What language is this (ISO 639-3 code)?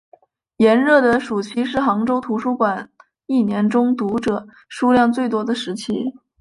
zho